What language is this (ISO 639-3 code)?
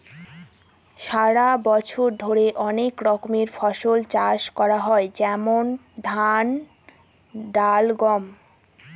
ben